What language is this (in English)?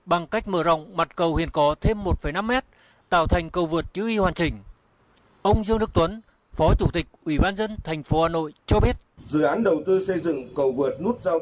Vietnamese